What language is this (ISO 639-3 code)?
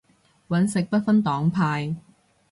yue